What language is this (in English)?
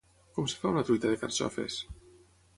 Catalan